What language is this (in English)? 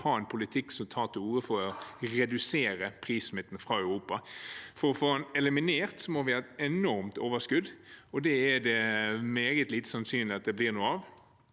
Norwegian